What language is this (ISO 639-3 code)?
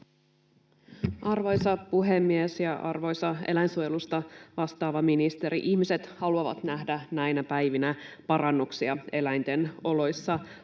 fin